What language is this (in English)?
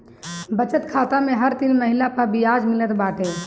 Bhojpuri